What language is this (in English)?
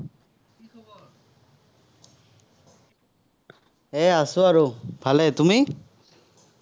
Assamese